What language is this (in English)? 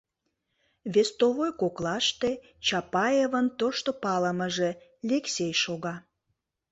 Mari